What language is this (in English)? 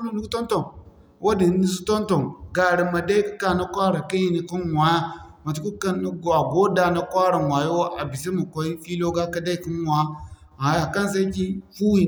Zarma